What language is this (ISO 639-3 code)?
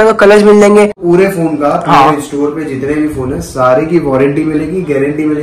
hin